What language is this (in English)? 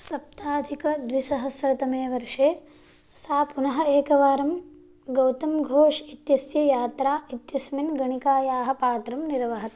Sanskrit